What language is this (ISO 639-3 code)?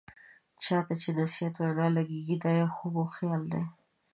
pus